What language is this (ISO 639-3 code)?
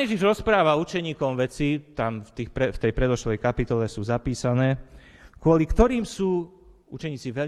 slk